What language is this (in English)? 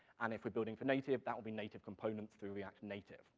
English